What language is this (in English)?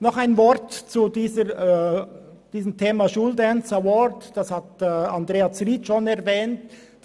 Swiss German